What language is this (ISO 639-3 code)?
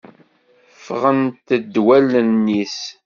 kab